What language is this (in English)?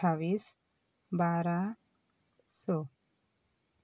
Konkani